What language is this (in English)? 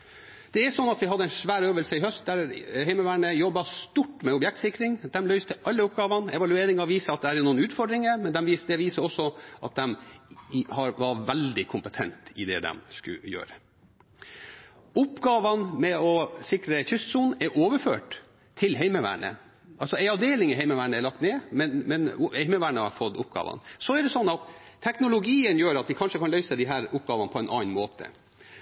Norwegian Bokmål